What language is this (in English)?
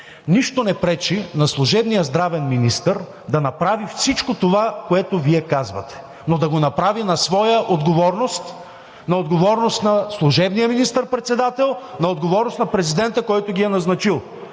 Bulgarian